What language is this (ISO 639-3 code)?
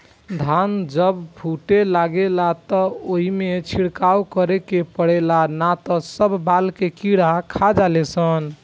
bho